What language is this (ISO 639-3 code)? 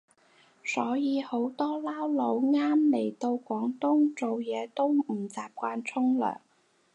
yue